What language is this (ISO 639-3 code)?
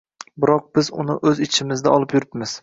uzb